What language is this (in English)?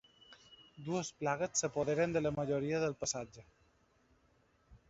Catalan